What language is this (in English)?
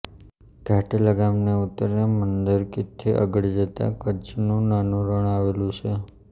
Gujarati